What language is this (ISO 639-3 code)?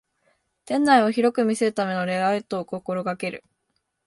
jpn